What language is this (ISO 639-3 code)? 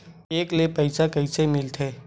hne